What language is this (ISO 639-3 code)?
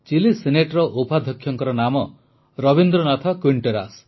ori